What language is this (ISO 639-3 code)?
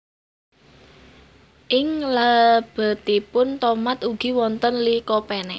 jav